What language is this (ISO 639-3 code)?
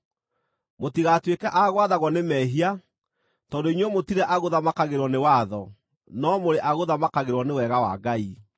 kik